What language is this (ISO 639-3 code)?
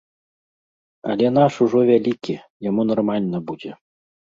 bel